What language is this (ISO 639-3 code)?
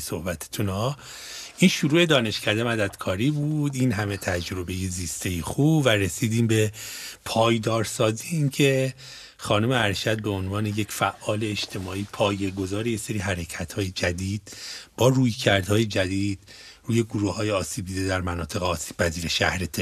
fas